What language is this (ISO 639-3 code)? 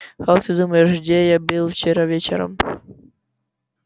rus